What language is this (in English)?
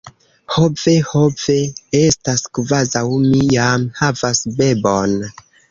Esperanto